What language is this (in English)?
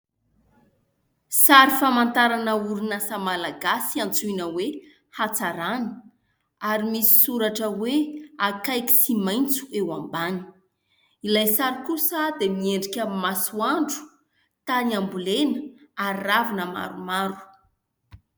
Malagasy